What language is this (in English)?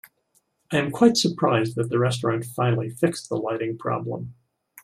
English